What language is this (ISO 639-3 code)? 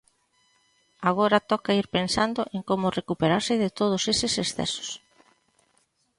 glg